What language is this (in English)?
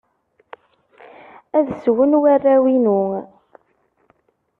Kabyle